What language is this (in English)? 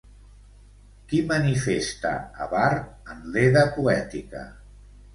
Catalan